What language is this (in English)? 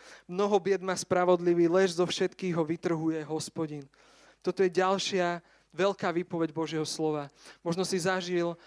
Slovak